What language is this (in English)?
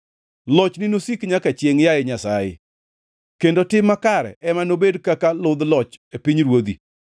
Luo (Kenya and Tanzania)